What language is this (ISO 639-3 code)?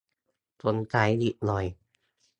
tha